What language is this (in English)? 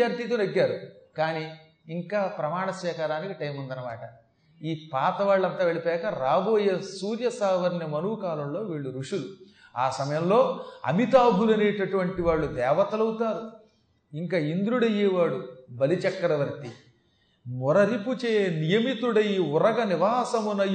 Telugu